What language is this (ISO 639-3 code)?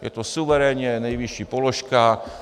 ces